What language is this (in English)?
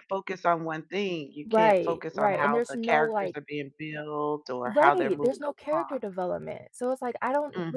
English